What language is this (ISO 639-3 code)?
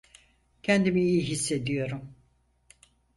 tur